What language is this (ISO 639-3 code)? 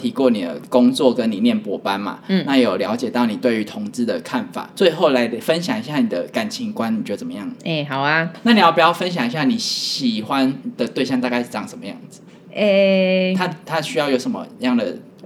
zho